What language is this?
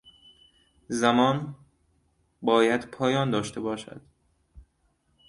Persian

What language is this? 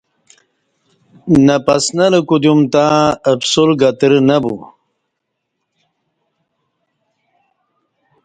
Kati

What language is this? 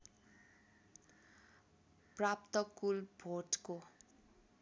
Nepali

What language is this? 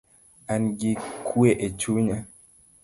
Luo (Kenya and Tanzania)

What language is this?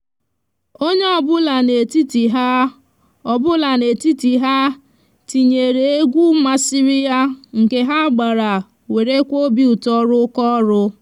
Igbo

